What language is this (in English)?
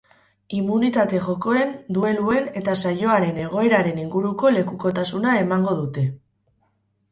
Basque